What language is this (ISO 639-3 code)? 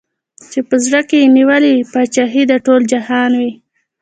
pus